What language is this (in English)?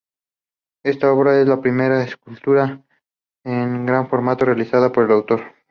Spanish